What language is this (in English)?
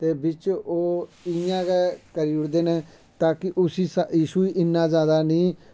Dogri